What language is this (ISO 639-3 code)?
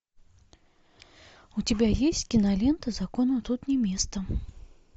rus